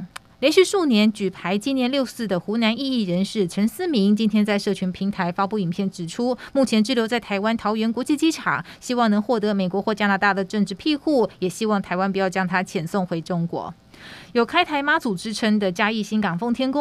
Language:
Chinese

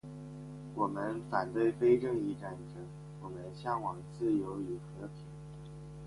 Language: Chinese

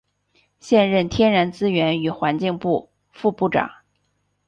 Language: Chinese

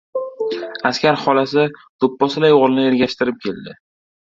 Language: Uzbek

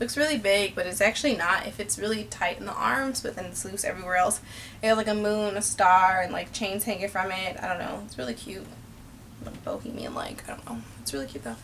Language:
English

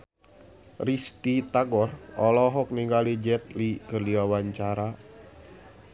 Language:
Sundanese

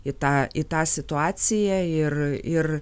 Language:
Lithuanian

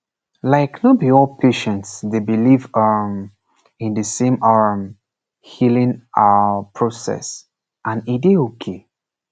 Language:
Nigerian Pidgin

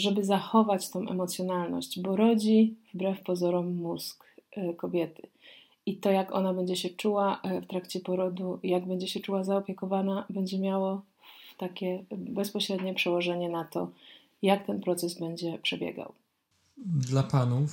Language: Polish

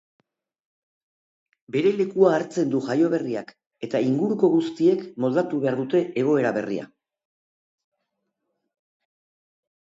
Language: Basque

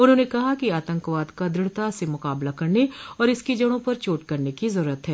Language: Hindi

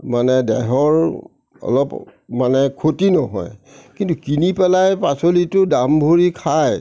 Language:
Assamese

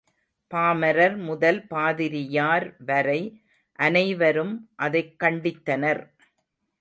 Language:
Tamil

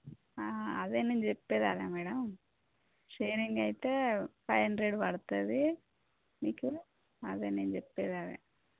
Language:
Telugu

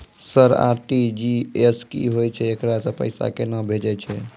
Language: Maithili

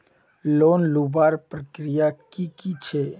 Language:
Magahi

